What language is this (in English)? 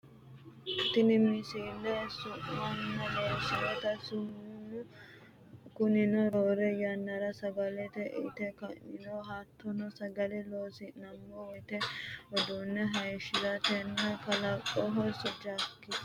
Sidamo